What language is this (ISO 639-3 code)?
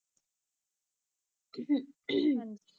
pan